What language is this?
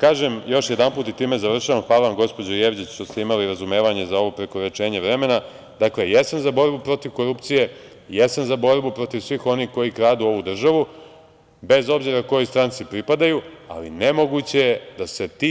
Serbian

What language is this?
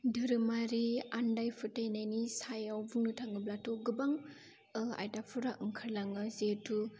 Bodo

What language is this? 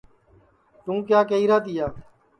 Sansi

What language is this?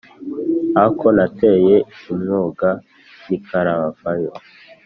Kinyarwanda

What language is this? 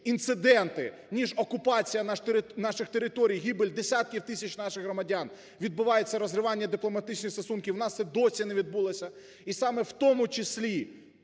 Ukrainian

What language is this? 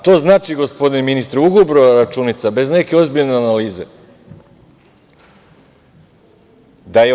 Serbian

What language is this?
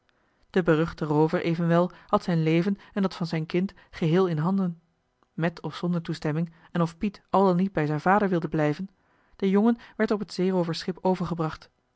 Dutch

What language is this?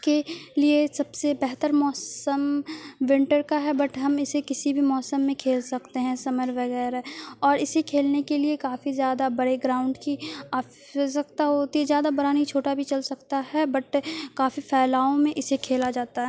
Urdu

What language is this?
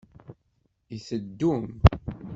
Kabyle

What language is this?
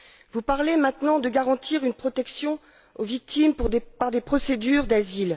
French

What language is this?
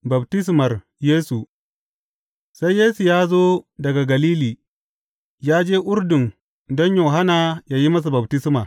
Hausa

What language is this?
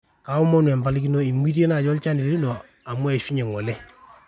Masai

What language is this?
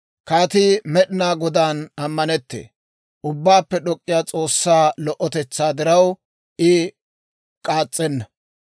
Dawro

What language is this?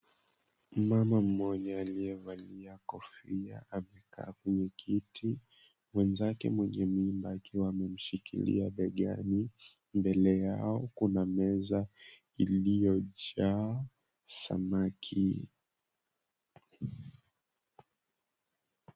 Swahili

